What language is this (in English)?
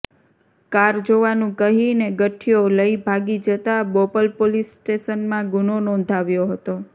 Gujarati